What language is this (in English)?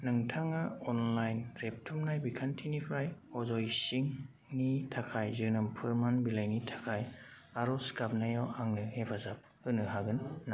Bodo